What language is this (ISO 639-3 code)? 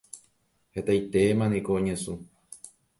grn